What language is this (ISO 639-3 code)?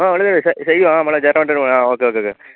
mal